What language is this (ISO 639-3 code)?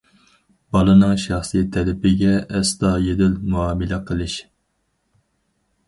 uig